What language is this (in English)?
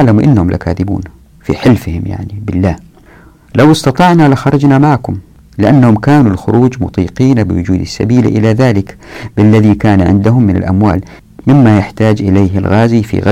Arabic